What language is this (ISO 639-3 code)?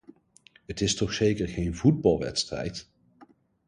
nld